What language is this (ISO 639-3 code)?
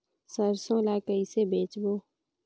hne